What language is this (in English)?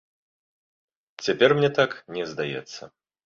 Belarusian